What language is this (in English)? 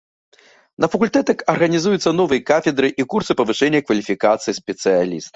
Belarusian